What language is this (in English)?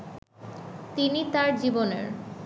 Bangla